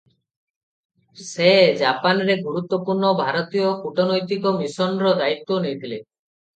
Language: Odia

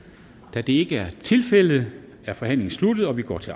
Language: Danish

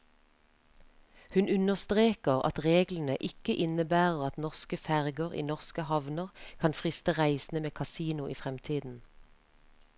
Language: Norwegian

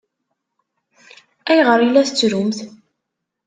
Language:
Kabyle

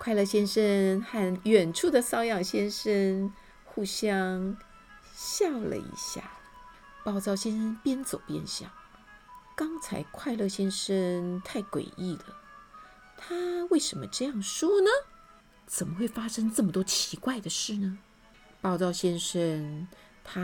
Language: Chinese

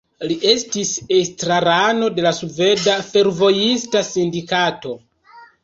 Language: Esperanto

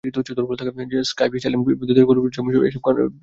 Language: Bangla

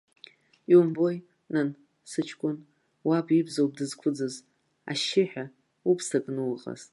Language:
Abkhazian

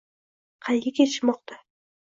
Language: Uzbek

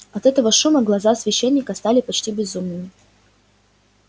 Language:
Russian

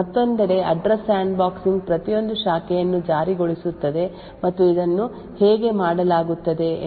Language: Kannada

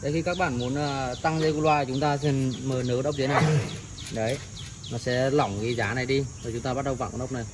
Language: Vietnamese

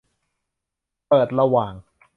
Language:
Thai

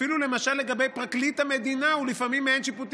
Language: Hebrew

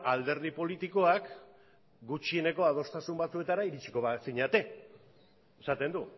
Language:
Basque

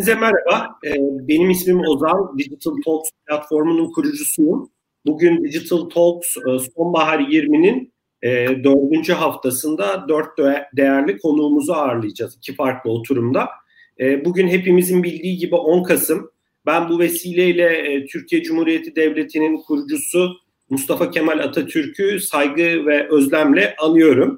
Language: Turkish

